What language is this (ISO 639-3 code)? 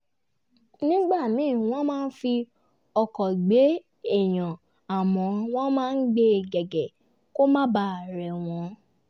yor